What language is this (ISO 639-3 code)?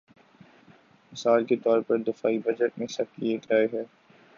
urd